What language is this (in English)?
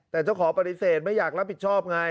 Thai